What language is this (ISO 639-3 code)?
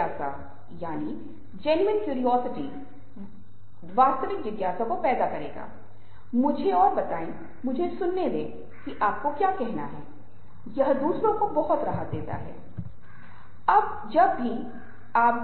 hin